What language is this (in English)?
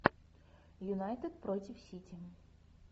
Russian